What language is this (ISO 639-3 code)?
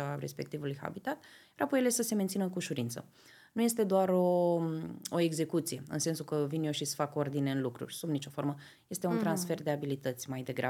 ron